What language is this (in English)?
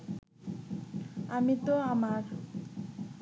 Bangla